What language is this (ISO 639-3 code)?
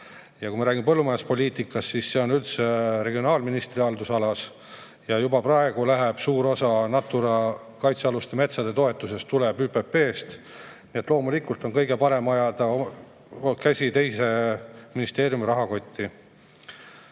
est